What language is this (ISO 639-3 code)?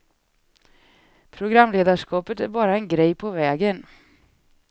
swe